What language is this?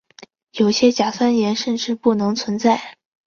Chinese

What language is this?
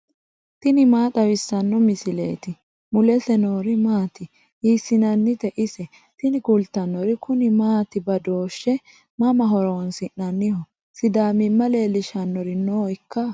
Sidamo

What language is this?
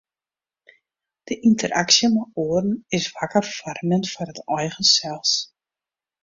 Western Frisian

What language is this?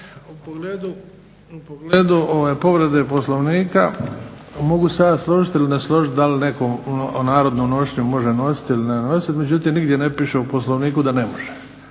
Croatian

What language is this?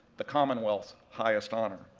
English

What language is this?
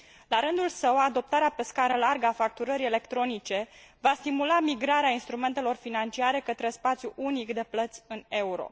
Romanian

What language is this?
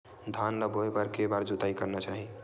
Chhattisgarhi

